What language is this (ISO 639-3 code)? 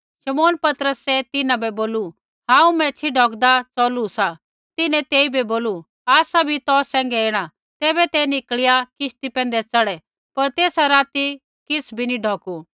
kfx